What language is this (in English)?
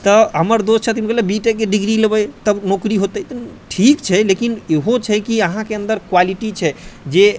Maithili